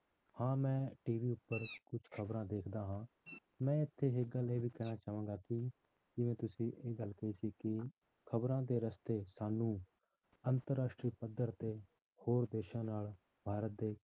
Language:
Punjabi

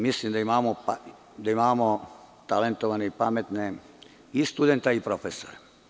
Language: Serbian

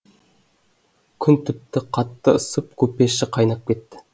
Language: Kazakh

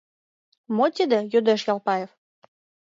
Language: Mari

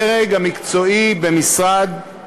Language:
Hebrew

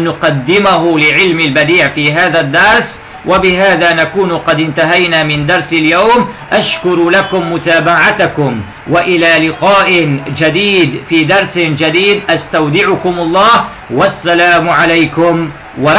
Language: Arabic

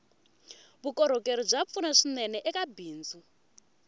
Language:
Tsonga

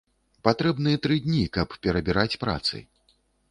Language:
Belarusian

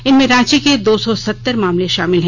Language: Hindi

